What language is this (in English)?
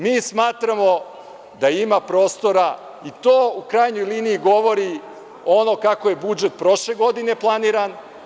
Serbian